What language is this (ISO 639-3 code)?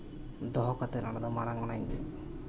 sat